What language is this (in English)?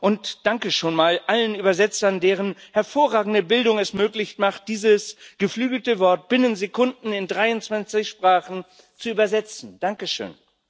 German